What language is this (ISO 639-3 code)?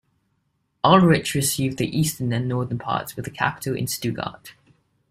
eng